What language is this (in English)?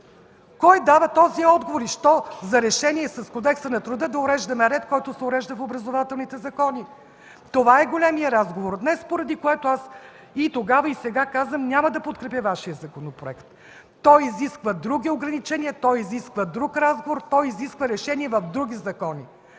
Bulgarian